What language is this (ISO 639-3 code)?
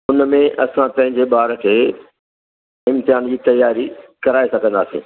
snd